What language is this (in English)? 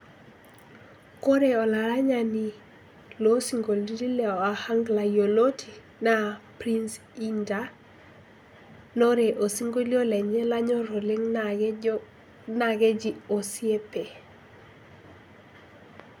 Masai